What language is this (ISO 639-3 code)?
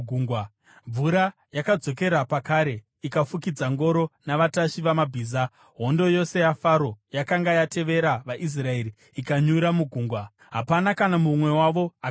sna